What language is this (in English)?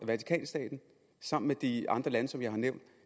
Danish